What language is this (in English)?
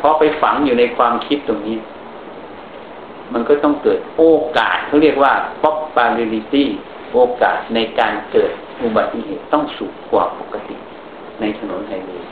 Thai